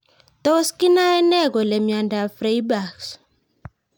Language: Kalenjin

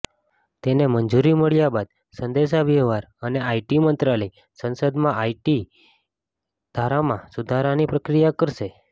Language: Gujarati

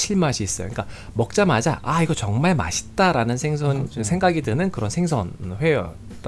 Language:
Korean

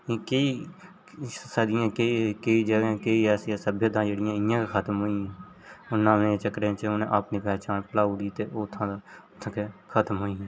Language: Dogri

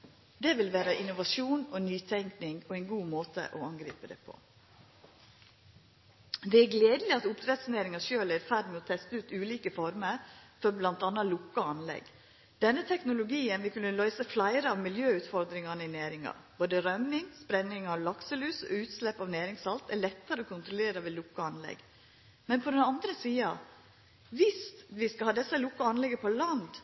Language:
Norwegian Nynorsk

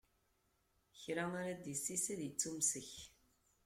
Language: Kabyle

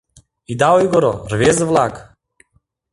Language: Mari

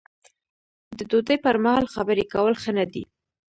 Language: Pashto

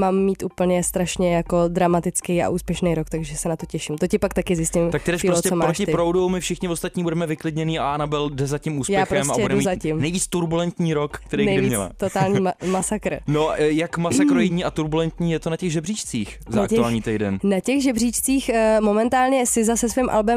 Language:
Czech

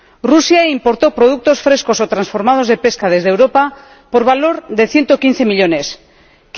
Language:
Spanish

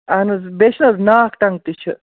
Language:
Kashmiri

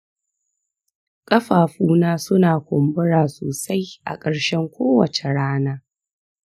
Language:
Hausa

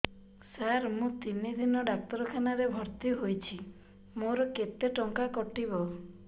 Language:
Odia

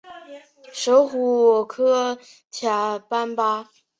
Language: Chinese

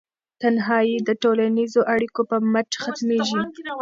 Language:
Pashto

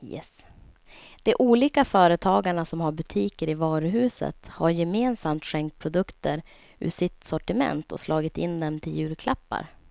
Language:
Swedish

